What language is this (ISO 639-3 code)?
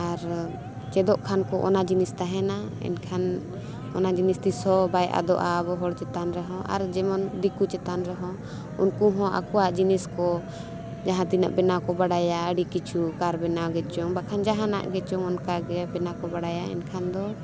sat